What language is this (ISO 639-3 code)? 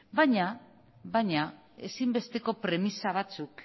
eus